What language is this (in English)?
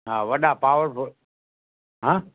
Sindhi